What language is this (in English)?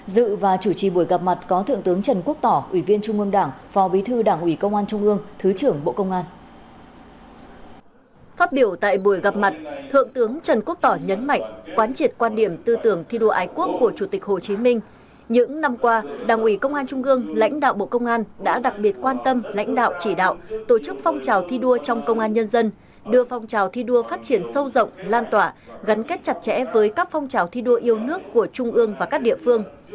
Vietnamese